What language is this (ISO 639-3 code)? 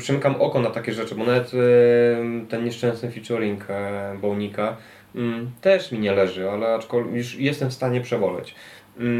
pol